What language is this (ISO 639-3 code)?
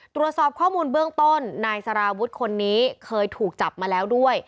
tha